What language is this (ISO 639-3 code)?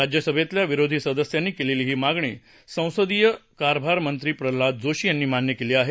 mar